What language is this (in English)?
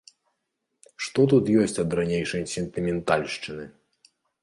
Belarusian